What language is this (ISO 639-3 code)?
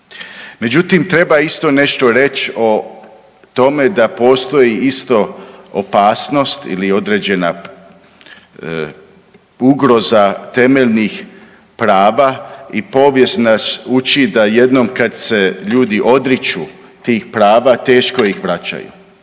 hrv